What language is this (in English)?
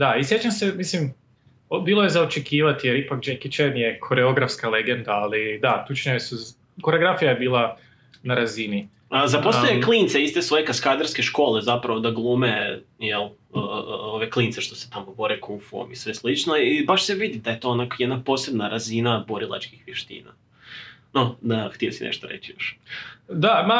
Croatian